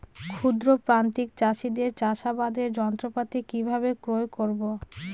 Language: Bangla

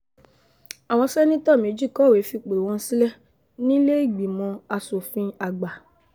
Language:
Yoruba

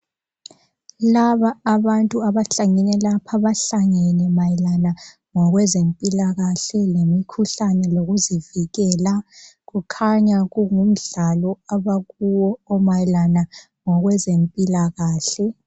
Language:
North Ndebele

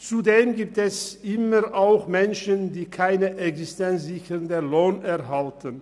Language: Swiss German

